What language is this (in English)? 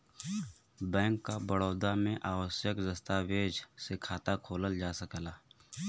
Bhojpuri